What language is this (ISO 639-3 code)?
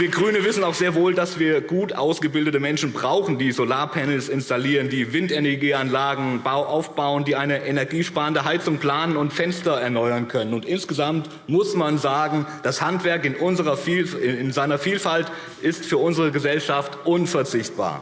deu